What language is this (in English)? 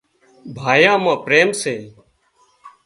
Wadiyara Koli